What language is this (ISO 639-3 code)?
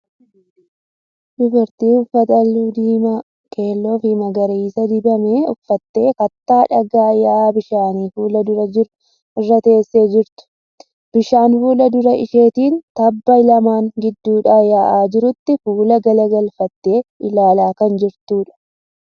orm